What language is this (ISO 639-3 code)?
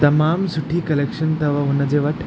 snd